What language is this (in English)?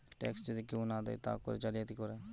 Bangla